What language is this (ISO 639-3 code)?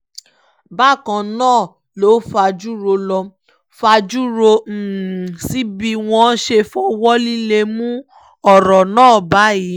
yor